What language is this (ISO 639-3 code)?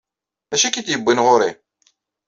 kab